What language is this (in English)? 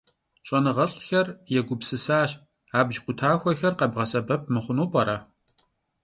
Kabardian